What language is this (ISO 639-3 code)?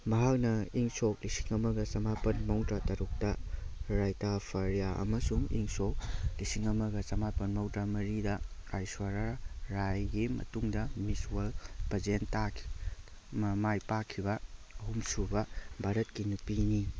mni